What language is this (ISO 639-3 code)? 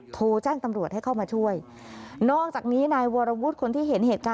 tha